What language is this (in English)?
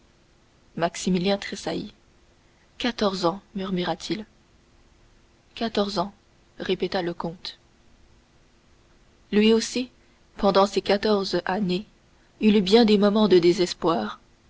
French